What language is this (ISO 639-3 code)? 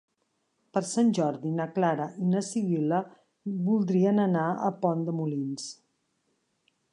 cat